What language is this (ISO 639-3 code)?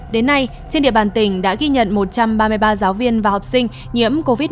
vie